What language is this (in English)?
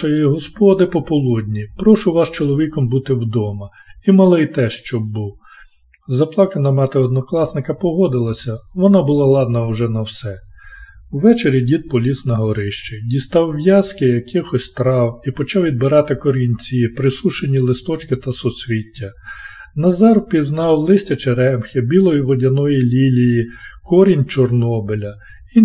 Ukrainian